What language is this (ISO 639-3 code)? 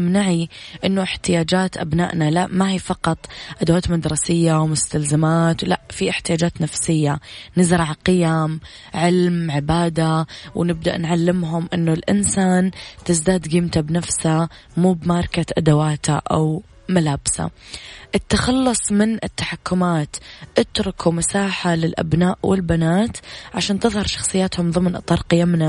ara